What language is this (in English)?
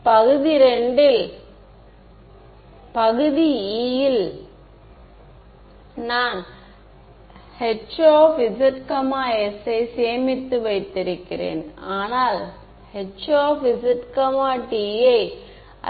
Tamil